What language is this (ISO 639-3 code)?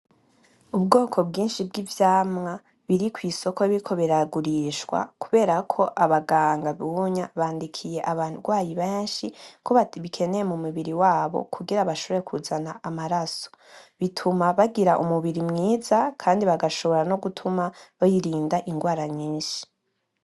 run